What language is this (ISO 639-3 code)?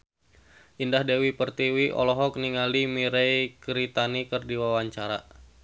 sun